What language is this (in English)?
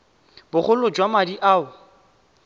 Tswana